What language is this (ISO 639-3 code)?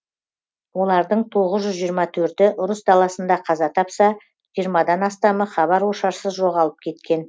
kaz